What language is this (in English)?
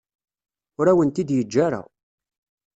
Kabyle